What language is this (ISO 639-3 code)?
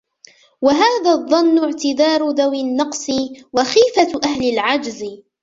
ara